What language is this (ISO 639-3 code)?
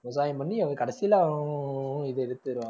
tam